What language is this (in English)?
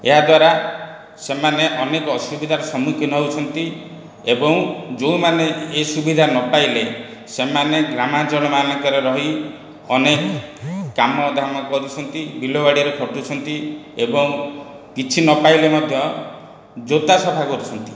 Odia